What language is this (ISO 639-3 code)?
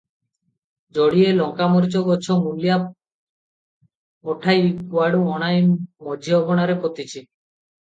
ori